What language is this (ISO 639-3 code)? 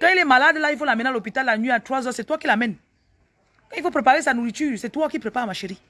fra